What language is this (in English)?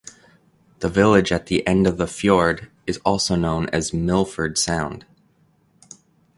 English